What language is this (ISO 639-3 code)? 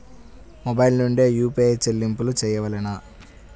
tel